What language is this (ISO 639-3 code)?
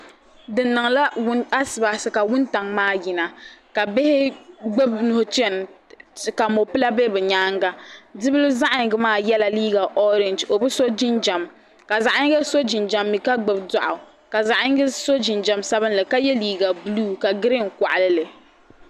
dag